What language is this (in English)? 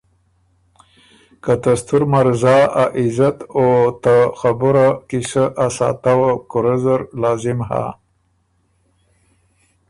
Ormuri